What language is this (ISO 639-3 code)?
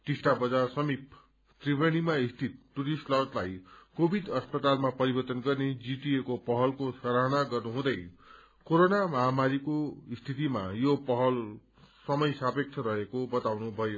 nep